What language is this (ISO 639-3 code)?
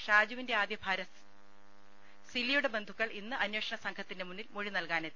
mal